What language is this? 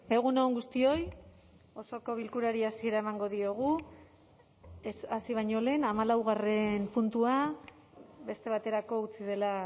Basque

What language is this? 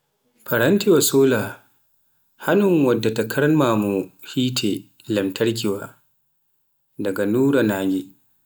Pular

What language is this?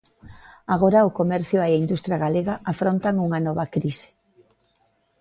Galician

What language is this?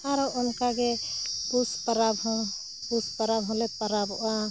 Santali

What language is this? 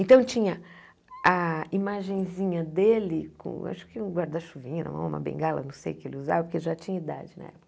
Portuguese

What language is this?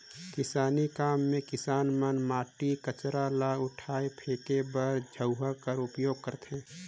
Chhattisgarhi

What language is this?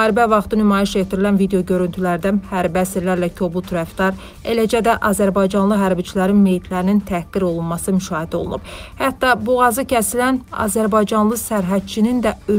Turkish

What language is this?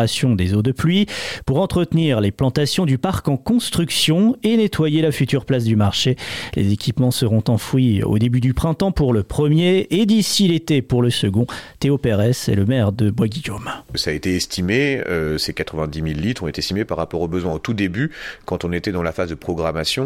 French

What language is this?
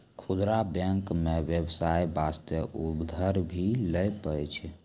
Maithili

